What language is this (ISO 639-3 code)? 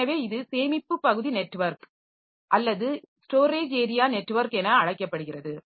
tam